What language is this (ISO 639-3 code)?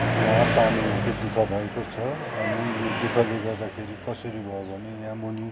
nep